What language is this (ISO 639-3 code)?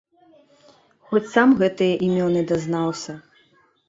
bel